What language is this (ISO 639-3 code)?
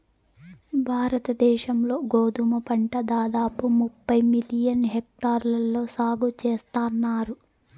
tel